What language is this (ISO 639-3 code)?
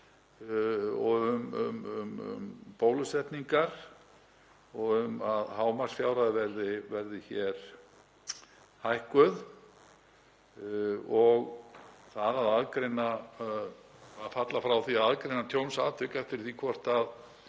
isl